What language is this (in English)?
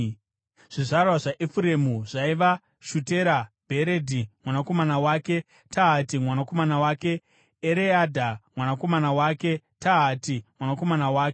Shona